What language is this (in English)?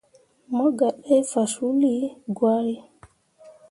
Mundang